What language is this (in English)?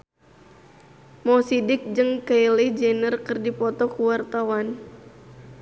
Sundanese